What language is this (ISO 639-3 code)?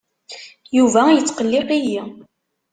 kab